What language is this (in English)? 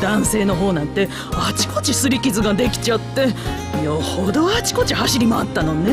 Japanese